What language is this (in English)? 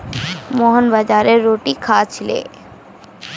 Magahi